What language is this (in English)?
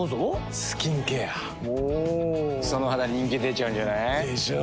Japanese